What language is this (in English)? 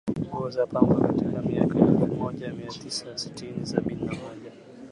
Swahili